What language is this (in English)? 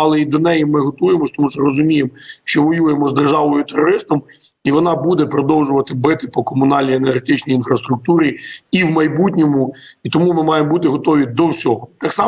Ukrainian